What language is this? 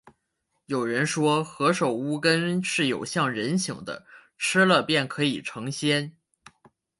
Chinese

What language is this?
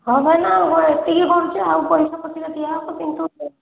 Odia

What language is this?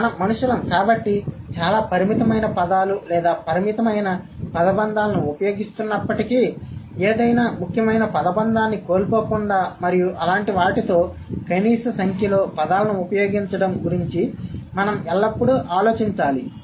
Telugu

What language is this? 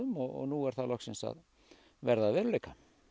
Icelandic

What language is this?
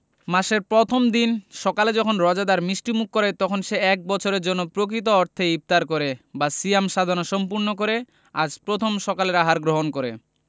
Bangla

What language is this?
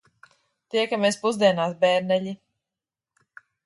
Latvian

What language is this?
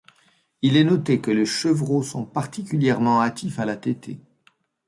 French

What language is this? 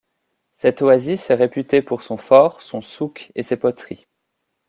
French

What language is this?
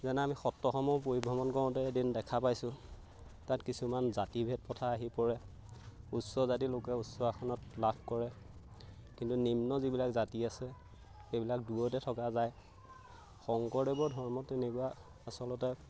Assamese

